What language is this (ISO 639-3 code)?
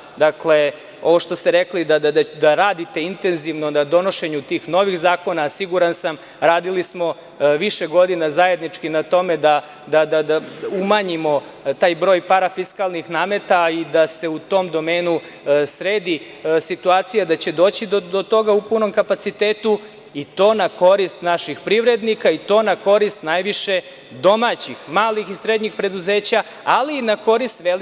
srp